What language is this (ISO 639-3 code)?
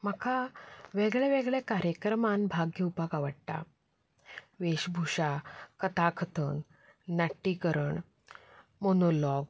kok